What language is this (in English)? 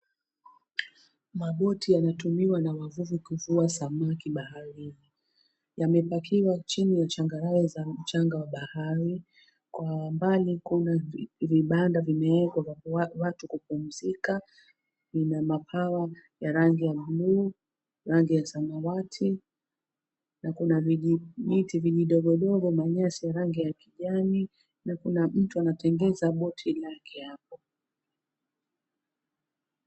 Swahili